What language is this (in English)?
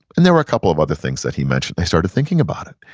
English